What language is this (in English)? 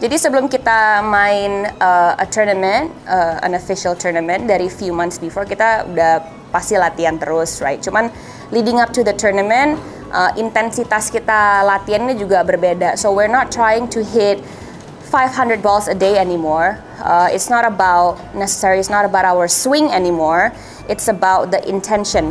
Indonesian